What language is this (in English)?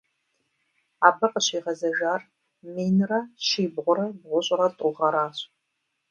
Kabardian